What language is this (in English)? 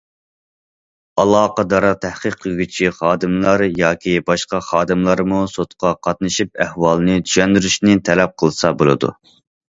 Uyghur